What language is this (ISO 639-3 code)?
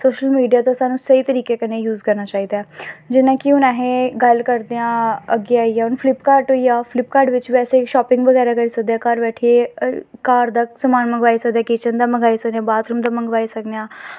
doi